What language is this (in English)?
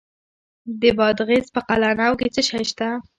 Pashto